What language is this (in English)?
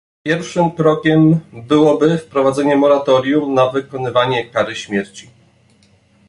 Polish